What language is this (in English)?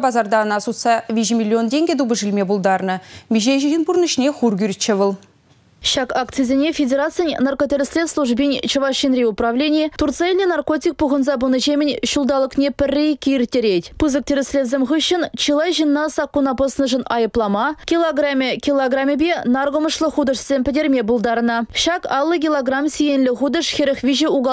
Russian